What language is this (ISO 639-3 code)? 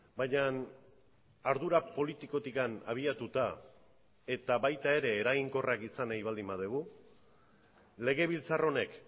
eus